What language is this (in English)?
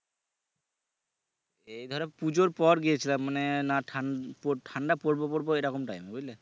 Bangla